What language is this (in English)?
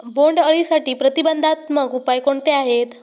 Marathi